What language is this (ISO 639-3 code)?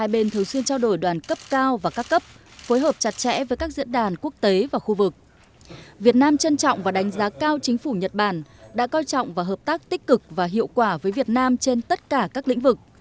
vie